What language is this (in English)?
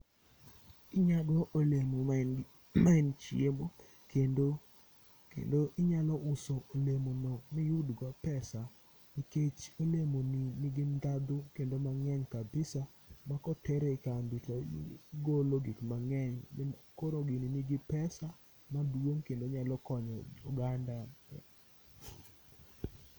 Luo (Kenya and Tanzania)